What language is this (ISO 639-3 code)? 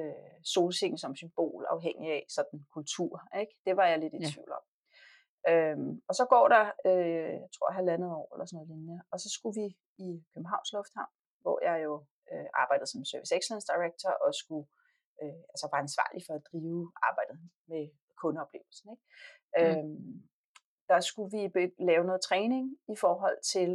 dan